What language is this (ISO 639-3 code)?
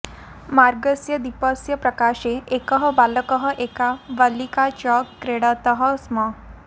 san